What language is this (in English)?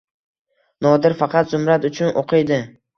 Uzbek